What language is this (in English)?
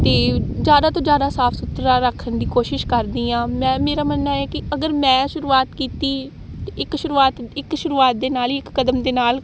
Punjabi